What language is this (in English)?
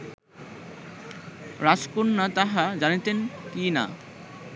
Bangla